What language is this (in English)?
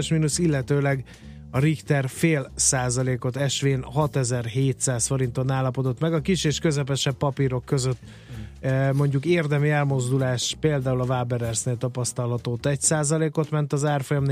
Hungarian